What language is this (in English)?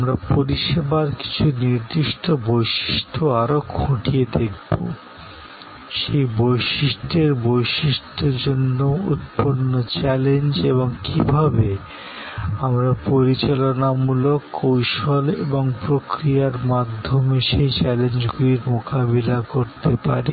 Bangla